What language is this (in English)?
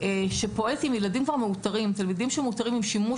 Hebrew